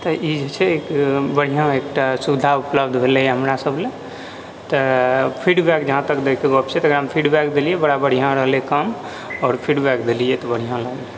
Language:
Maithili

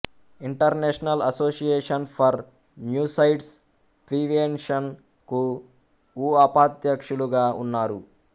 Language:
Telugu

